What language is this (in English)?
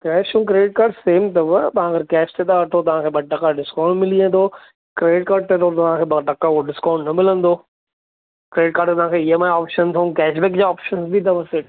Sindhi